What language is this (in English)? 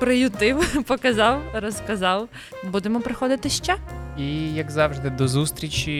Ukrainian